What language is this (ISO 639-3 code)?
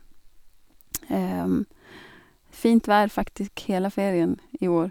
nor